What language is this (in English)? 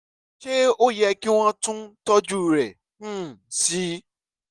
Yoruba